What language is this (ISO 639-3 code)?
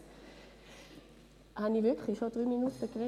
gsw